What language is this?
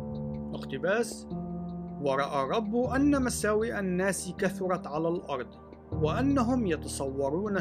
Arabic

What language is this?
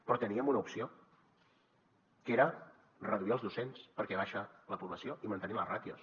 Catalan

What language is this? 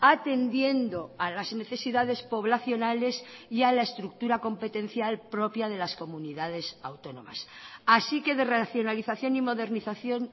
Spanish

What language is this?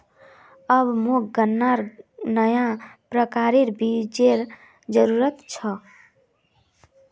Magahi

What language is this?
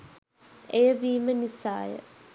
Sinhala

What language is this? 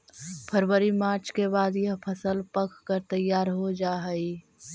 Magahi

